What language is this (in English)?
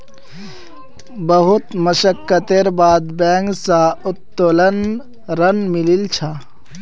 Magahi